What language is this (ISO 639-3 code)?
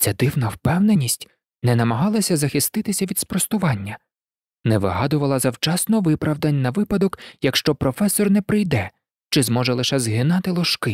ukr